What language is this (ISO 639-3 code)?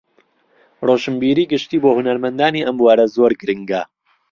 ckb